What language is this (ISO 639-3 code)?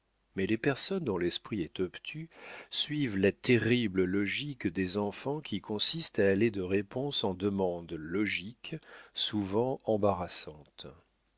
fra